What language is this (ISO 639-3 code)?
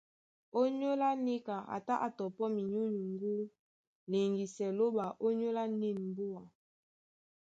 dua